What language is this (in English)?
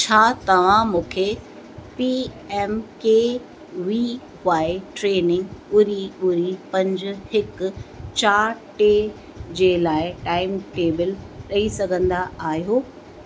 Sindhi